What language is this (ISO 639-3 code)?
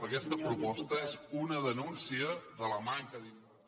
cat